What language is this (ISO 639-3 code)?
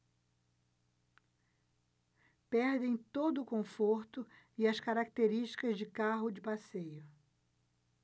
por